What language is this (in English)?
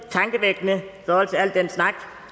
Danish